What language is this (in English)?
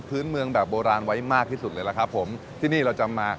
Thai